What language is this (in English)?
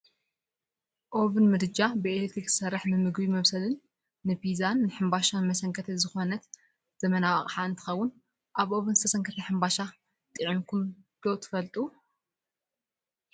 Tigrinya